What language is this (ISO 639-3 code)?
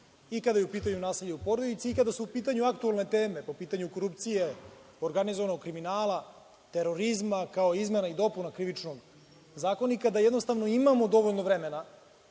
srp